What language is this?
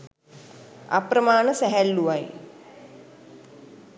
Sinhala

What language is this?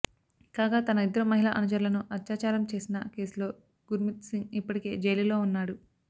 Telugu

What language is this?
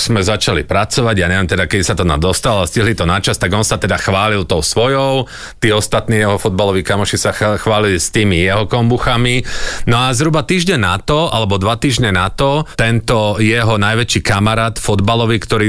Slovak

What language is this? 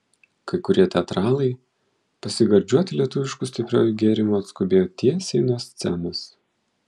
Lithuanian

